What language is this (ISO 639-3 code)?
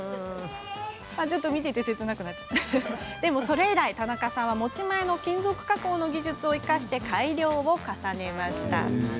jpn